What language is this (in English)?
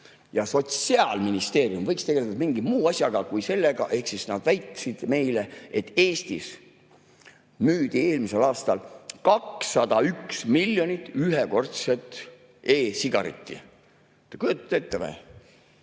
Estonian